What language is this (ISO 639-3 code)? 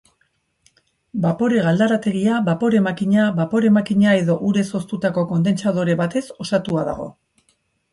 eus